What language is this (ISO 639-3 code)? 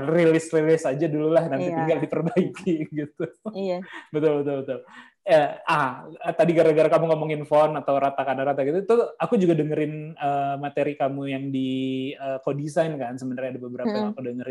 ind